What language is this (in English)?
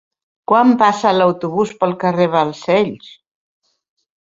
Catalan